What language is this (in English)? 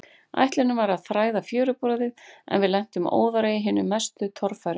Icelandic